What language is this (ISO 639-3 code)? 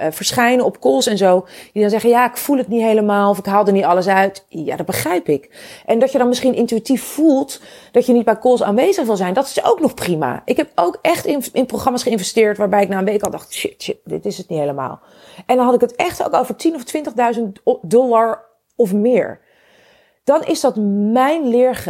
nld